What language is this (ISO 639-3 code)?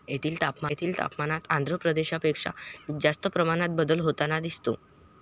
mar